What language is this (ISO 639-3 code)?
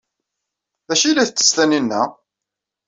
kab